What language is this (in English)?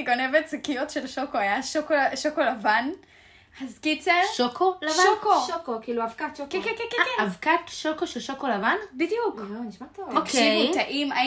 Hebrew